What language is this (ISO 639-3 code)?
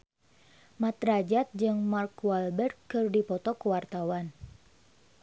sun